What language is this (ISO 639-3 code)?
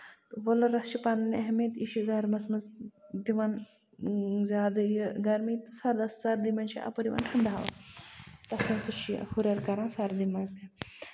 kas